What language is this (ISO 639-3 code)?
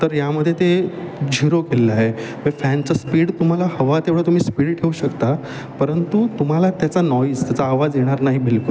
mar